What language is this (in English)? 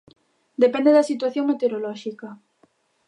Galician